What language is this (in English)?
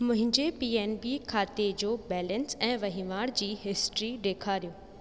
Sindhi